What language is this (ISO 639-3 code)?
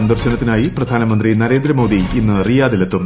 mal